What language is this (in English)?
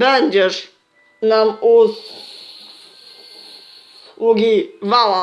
Polish